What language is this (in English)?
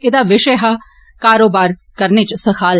Dogri